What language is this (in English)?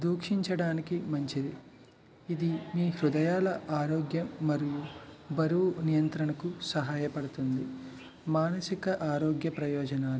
Telugu